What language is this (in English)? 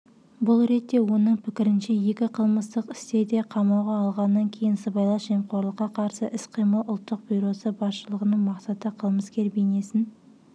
Kazakh